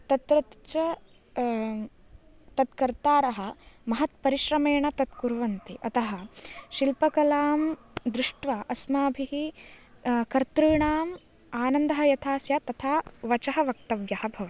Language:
Sanskrit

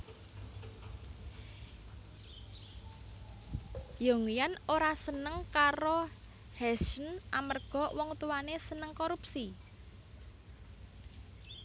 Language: Javanese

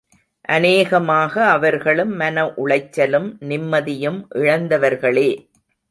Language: Tamil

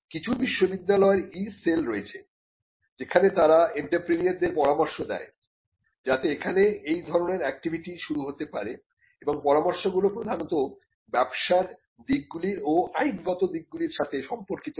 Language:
Bangla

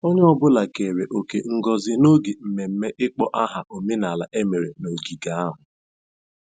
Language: Igbo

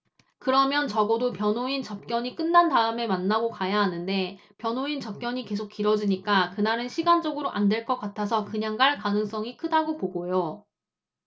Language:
Korean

